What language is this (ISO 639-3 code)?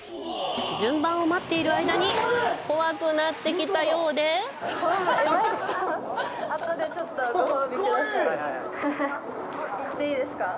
jpn